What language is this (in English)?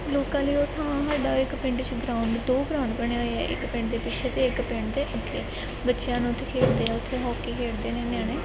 Punjabi